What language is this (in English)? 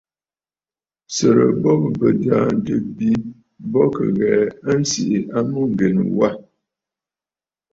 Bafut